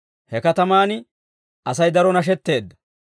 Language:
Dawro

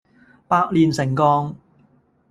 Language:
Cantonese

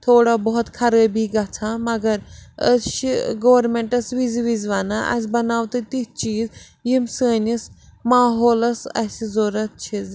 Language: Kashmiri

